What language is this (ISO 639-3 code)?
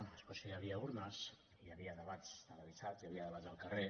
cat